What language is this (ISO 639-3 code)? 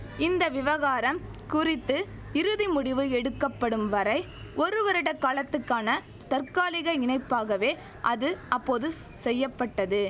tam